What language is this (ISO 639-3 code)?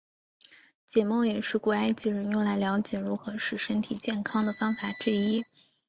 zho